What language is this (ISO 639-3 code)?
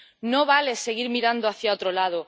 spa